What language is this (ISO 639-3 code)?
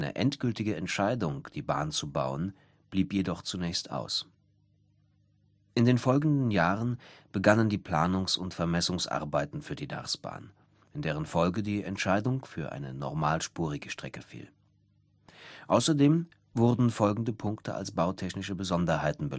deu